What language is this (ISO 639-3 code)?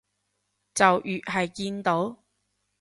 yue